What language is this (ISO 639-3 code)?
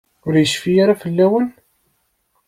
kab